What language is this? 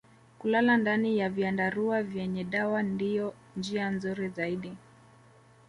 Swahili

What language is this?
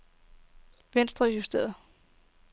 Danish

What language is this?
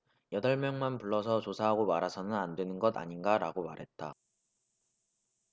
Korean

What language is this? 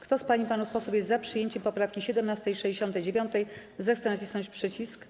Polish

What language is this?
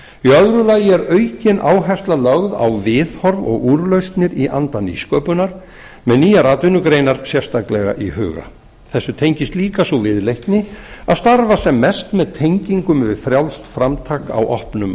Icelandic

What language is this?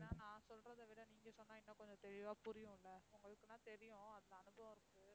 Tamil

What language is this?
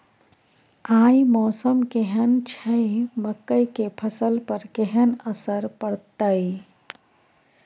Maithili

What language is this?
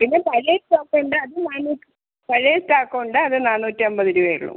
Malayalam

